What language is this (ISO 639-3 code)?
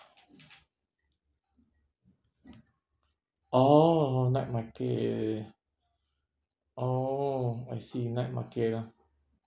eng